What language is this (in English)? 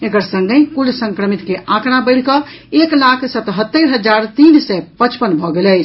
Maithili